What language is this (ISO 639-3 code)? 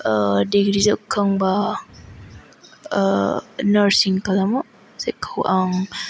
brx